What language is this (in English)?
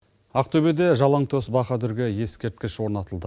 Kazakh